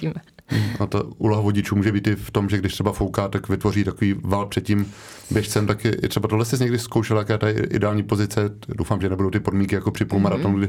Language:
Czech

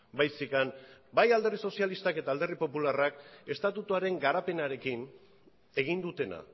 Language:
Basque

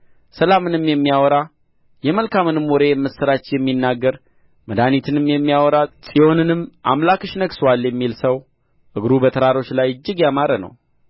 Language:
Amharic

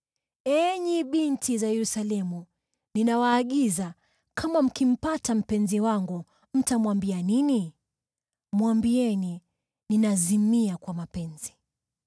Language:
Swahili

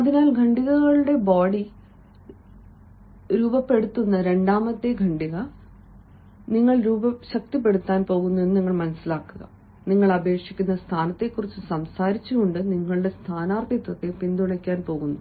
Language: Malayalam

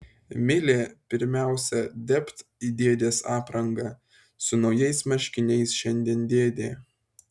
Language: Lithuanian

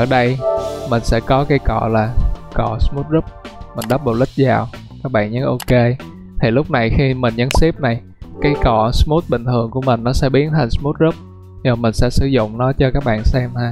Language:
Vietnamese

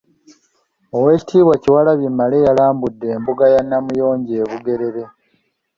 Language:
Ganda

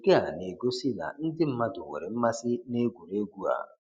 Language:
Igbo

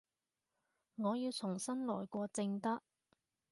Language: Cantonese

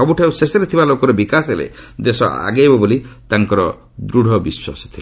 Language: Odia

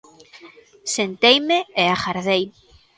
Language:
Galician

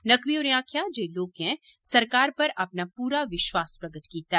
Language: Dogri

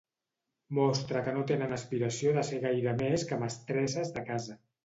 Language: Catalan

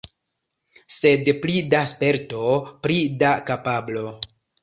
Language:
Esperanto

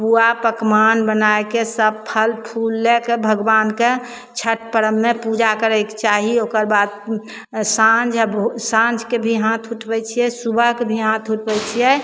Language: Maithili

